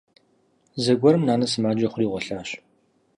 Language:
Kabardian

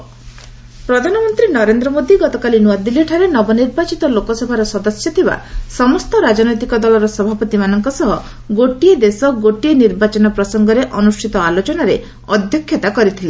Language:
Odia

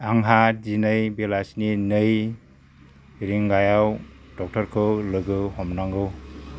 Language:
Bodo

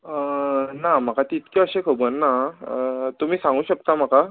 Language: Konkani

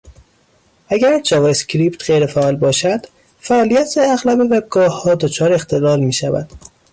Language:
Persian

